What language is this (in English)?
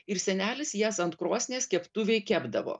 Lithuanian